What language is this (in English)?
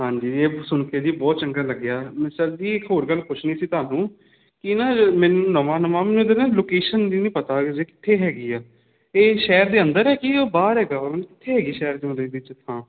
Punjabi